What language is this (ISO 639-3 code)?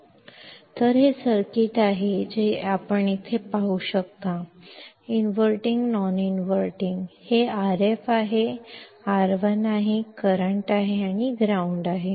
kan